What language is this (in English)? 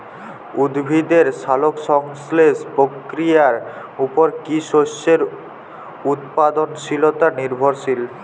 Bangla